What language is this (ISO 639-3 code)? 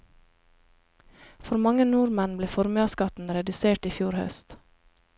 nor